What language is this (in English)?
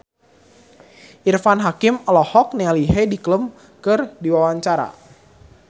Sundanese